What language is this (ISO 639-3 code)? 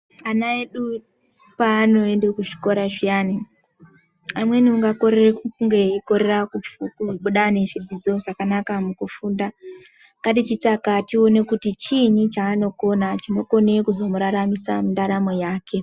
ndc